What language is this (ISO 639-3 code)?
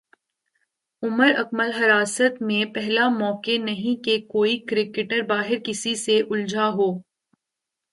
urd